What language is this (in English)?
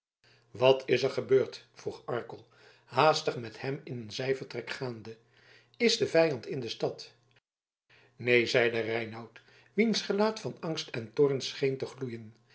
Dutch